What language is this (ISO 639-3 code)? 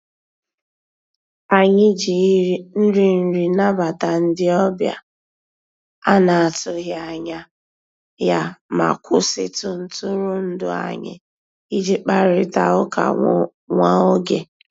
ibo